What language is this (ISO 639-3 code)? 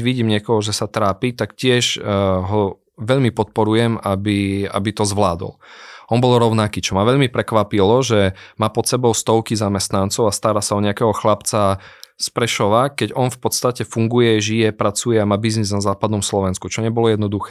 slk